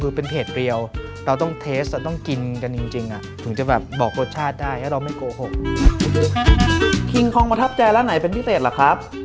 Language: Thai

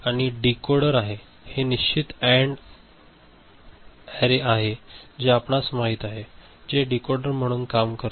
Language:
Marathi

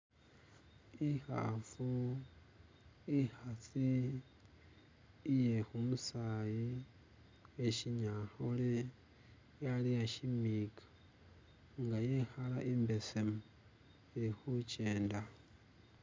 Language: Masaaba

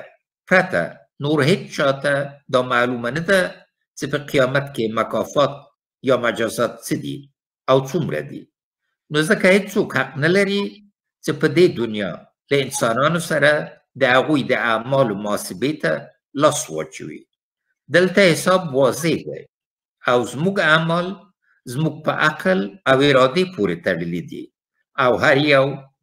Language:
Persian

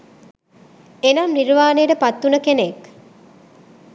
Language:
Sinhala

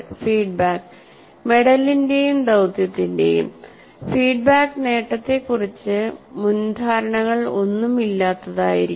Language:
Malayalam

